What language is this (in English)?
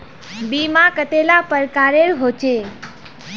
Magahi